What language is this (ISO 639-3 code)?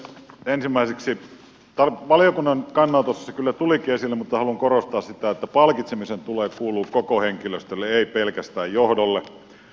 fin